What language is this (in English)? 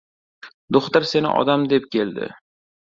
Uzbek